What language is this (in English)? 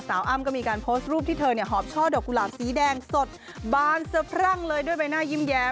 Thai